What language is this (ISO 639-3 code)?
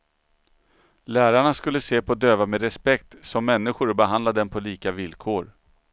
swe